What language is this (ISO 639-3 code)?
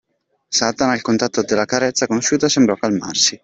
ita